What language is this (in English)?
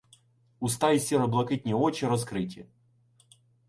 Ukrainian